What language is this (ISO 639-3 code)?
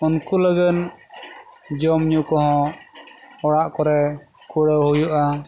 sat